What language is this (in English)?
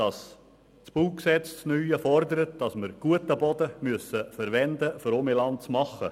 Swiss German